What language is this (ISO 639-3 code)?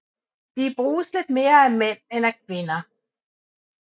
dan